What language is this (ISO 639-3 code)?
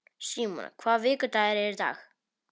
isl